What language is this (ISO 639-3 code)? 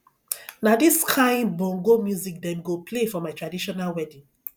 pcm